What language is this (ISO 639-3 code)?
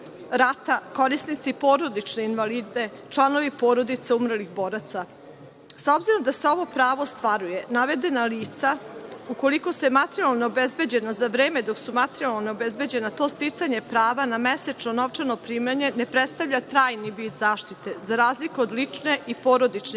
srp